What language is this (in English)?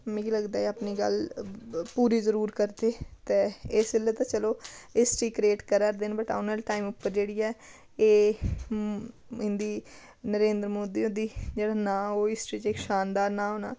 Dogri